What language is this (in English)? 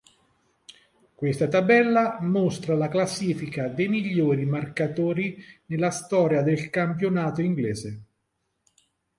Italian